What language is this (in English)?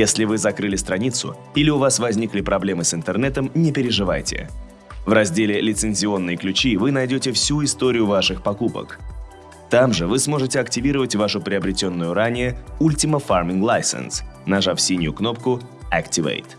Russian